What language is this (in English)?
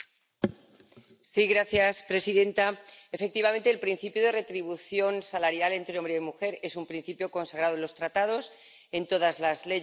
Spanish